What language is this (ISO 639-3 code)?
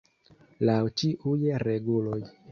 epo